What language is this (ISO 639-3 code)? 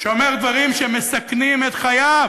heb